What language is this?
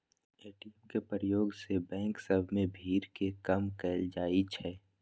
Magahi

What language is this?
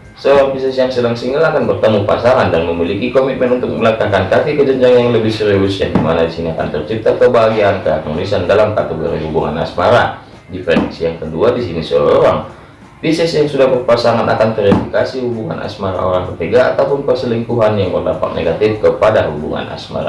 Indonesian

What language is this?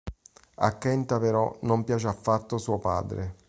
Italian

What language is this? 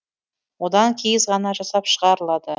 Kazakh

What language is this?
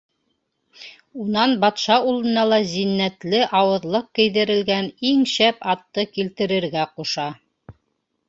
Bashkir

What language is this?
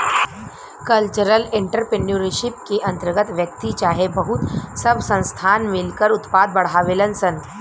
Bhojpuri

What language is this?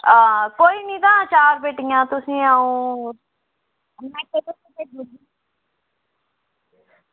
Dogri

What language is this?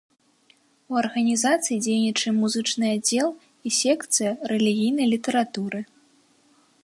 Belarusian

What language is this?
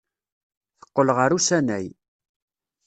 Kabyle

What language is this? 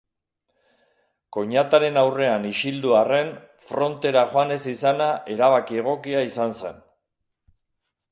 Basque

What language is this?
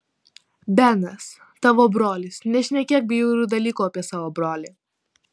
Lithuanian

